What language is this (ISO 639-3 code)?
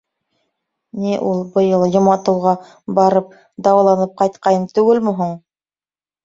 bak